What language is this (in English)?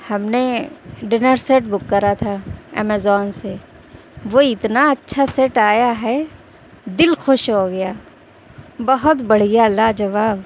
Urdu